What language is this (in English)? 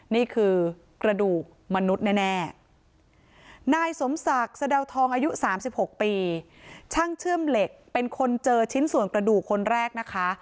Thai